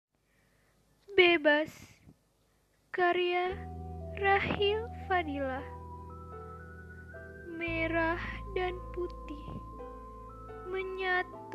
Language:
Indonesian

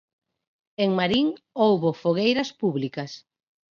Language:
Galician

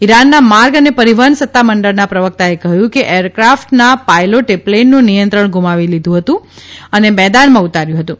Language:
Gujarati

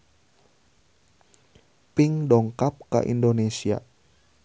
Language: Sundanese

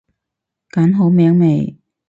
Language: Cantonese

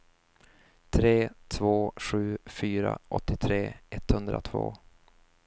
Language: Swedish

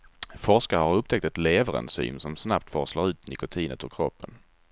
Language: Swedish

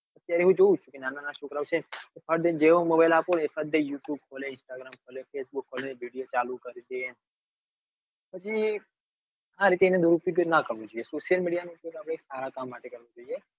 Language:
Gujarati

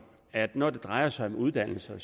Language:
Danish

